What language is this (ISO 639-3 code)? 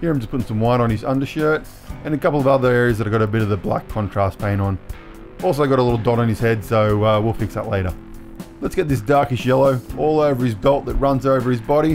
eng